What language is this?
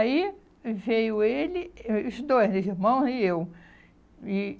Portuguese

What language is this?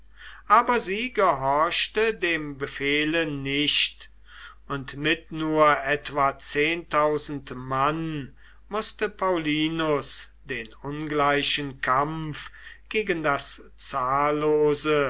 German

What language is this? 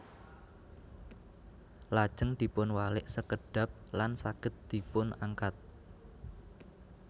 Javanese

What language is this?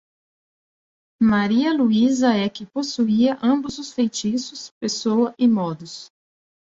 Portuguese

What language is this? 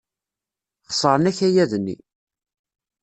Kabyle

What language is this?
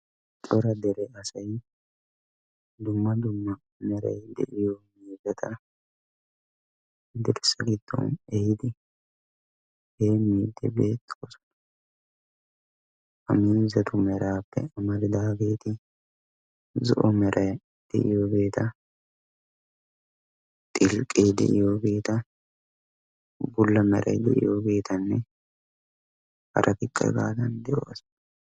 Wolaytta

